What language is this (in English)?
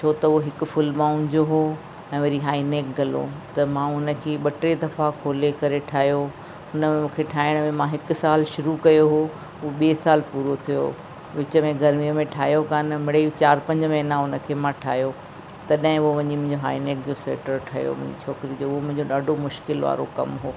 Sindhi